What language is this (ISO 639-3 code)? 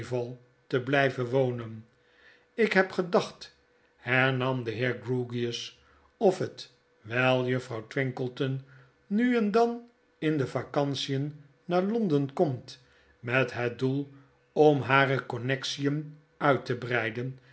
nld